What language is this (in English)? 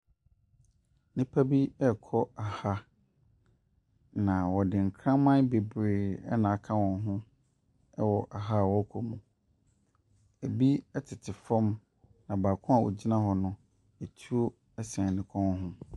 Akan